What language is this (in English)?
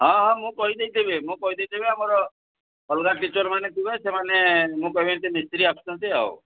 Odia